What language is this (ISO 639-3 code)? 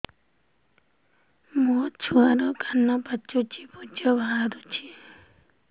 ori